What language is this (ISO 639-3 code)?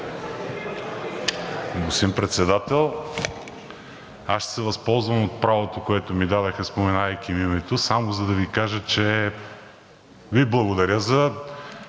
bul